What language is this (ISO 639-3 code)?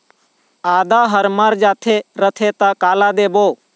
hne